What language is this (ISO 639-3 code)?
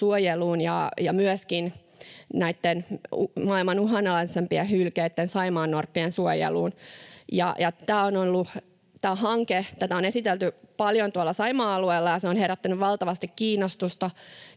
fin